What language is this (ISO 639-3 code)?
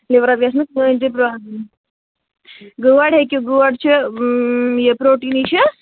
kas